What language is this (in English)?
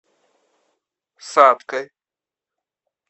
Russian